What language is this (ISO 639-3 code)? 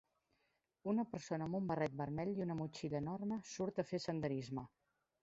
cat